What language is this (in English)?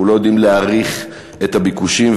Hebrew